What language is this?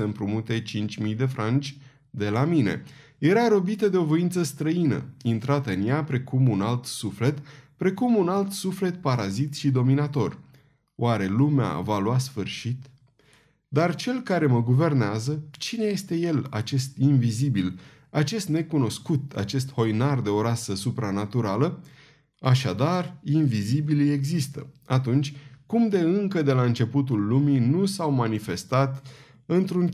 Romanian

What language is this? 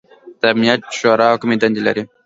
Pashto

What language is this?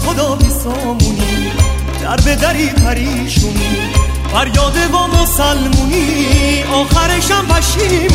Persian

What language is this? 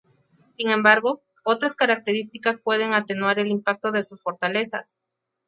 Spanish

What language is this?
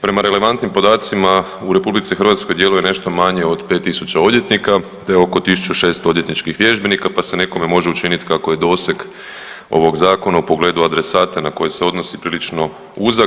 Croatian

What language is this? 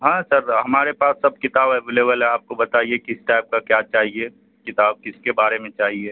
Urdu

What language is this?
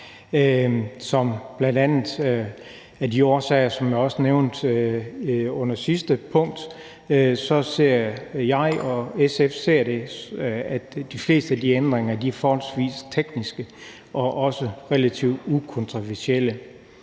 Danish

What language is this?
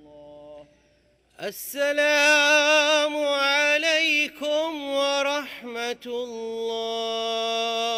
Arabic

